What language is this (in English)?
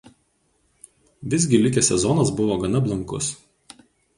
Lithuanian